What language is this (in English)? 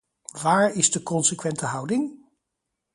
Dutch